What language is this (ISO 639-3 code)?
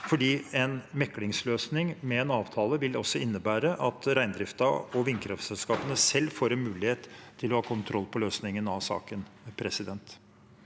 nor